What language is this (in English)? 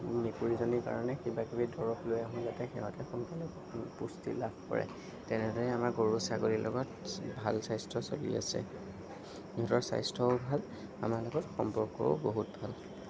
Assamese